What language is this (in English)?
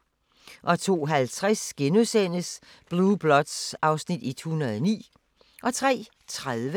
Danish